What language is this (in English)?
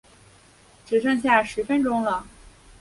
Chinese